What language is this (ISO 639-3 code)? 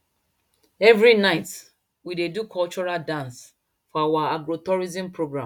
pcm